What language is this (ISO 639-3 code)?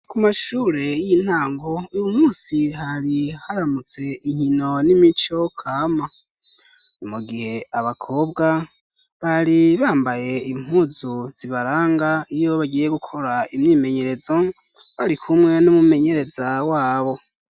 run